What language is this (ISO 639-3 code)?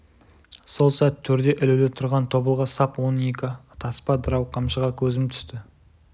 kaz